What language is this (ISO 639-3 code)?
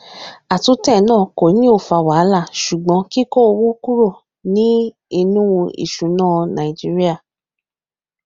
yor